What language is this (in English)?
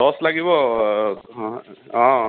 Assamese